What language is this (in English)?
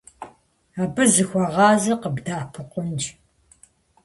Kabardian